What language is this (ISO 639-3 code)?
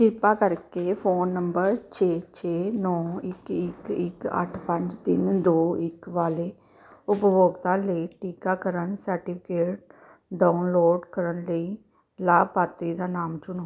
pan